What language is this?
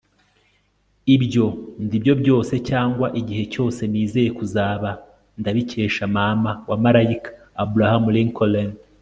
Kinyarwanda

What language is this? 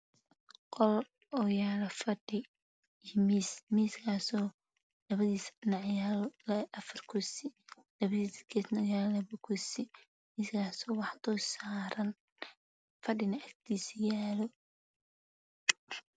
Somali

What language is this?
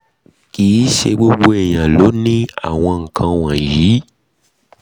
Yoruba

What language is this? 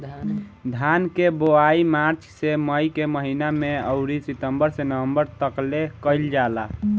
Bhojpuri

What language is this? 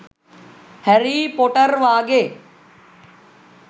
Sinhala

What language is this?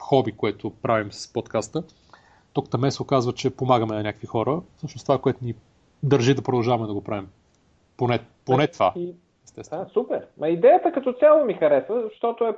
Bulgarian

